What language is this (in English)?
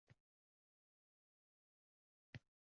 Uzbek